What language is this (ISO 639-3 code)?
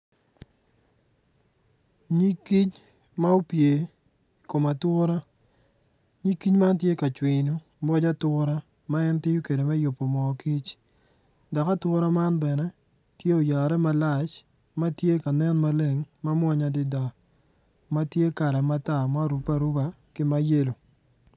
ach